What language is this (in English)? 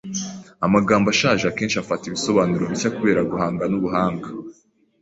Kinyarwanda